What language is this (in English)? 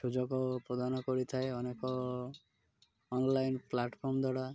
Odia